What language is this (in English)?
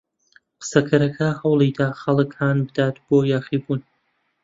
Central Kurdish